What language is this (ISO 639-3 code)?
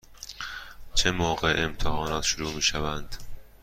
fas